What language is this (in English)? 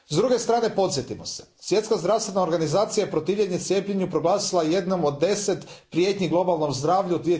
Croatian